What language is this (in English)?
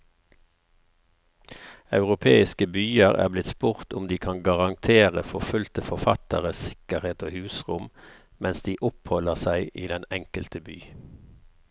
Norwegian